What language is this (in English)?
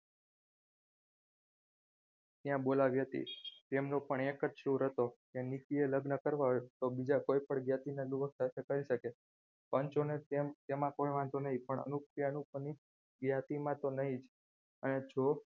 Gujarati